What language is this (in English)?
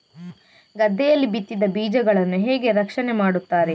Kannada